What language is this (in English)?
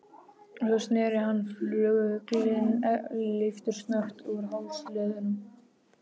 Icelandic